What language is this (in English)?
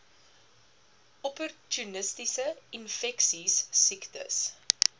Afrikaans